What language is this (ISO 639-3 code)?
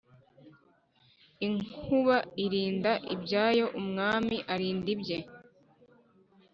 kin